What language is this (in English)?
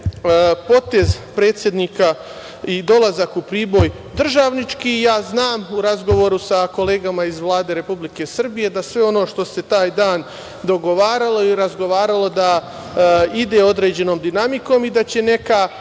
Serbian